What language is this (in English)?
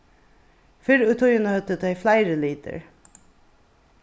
Faroese